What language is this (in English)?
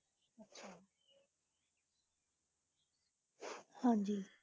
Punjabi